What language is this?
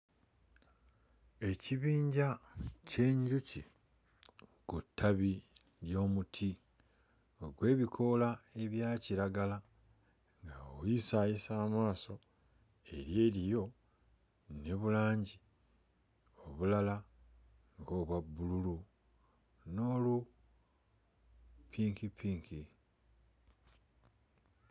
Ganda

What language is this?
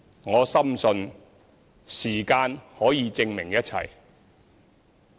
Cantonese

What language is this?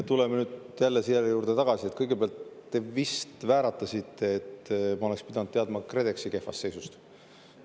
Estonian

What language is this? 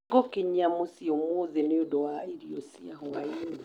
Kikuyu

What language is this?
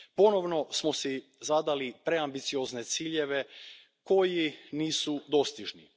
Croatian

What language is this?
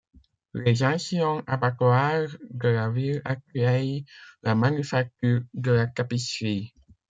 French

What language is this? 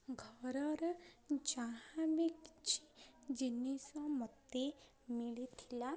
Odia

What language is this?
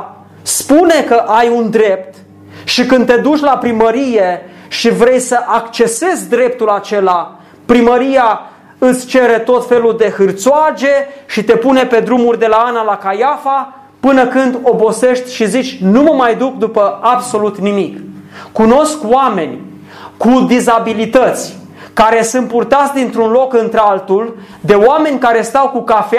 Romanian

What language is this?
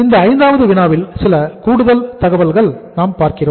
Tamil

